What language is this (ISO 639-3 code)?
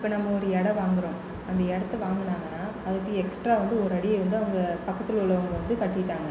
tam